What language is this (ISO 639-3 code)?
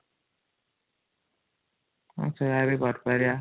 ori